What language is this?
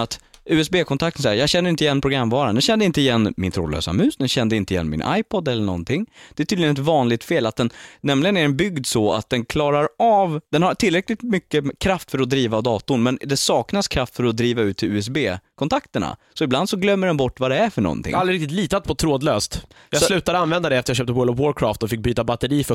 Swedish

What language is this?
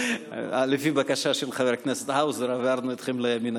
Hebrew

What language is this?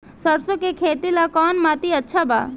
Bhojpuri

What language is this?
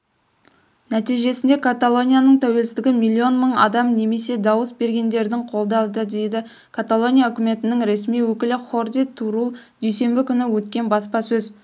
Kazakh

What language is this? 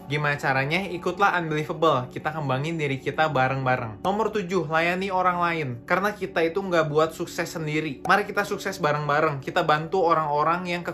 Indonesian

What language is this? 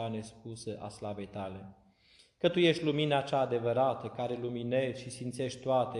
Romanian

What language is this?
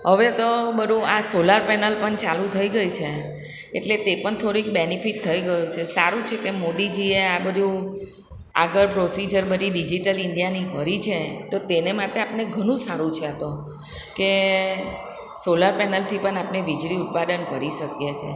Gujarati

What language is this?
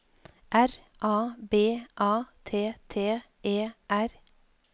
Norwegian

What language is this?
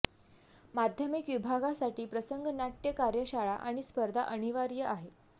Marathi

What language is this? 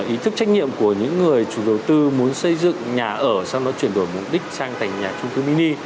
Vietnamese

